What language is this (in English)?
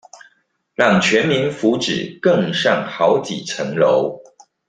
Chinese